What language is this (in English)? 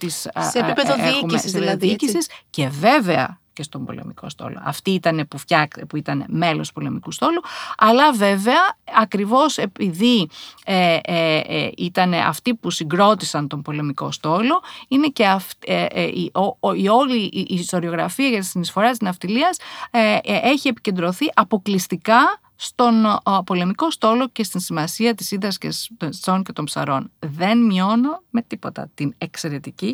Greek